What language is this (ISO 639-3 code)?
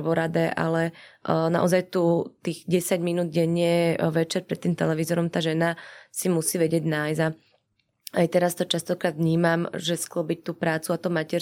slk